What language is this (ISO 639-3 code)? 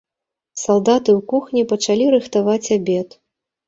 bel